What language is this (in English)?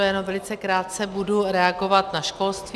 Czech